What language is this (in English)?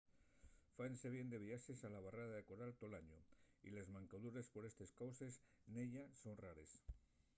Asturian